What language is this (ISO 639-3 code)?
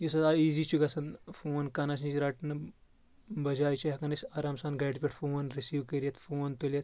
kas